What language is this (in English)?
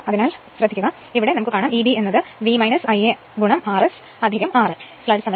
Malayalam